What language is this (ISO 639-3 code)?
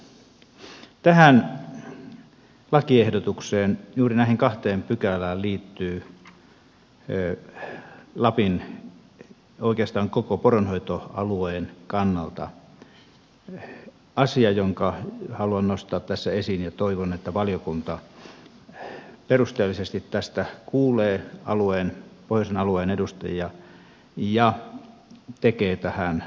fin